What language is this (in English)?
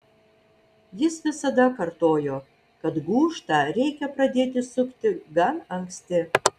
Lithuanian